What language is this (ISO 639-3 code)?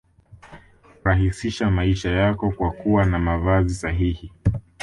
swa